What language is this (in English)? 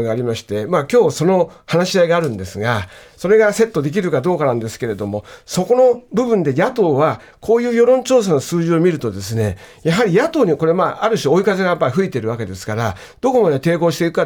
Japanese